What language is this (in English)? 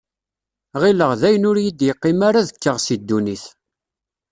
Kabyle